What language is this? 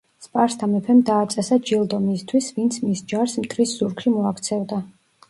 Georgian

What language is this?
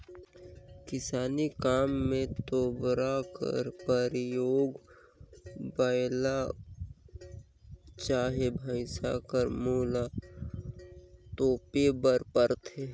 Chhattisgarhi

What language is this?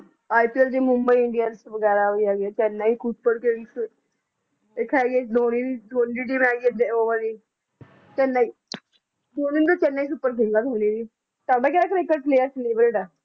Punjabi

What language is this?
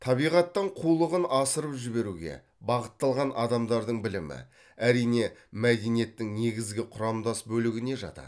Kazakh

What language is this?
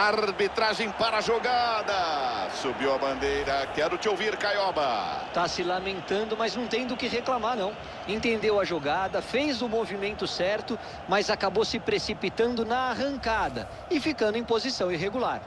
Portuguese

